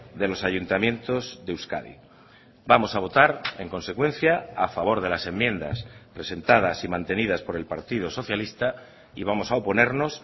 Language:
Spanish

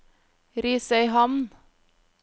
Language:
Norwegian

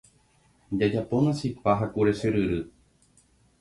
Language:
Guarani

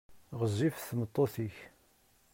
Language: Kabyle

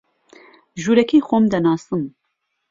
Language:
Central Kurdish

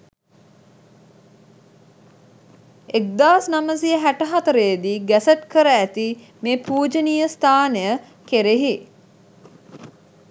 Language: Sinhala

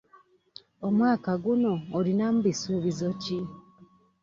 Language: Ganda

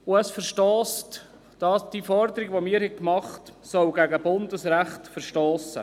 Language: Swiss German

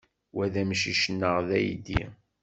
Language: Kabyle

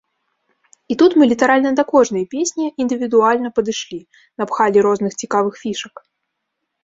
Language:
Belarusian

